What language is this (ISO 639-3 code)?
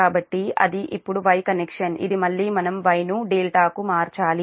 tel